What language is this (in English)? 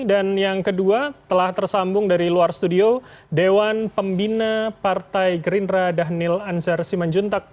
Indonesian